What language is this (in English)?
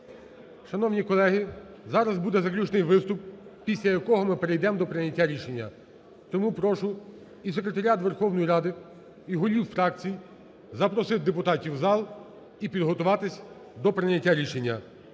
Ukrainian